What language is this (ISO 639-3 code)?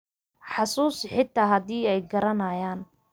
som